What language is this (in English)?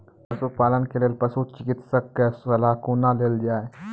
Maithili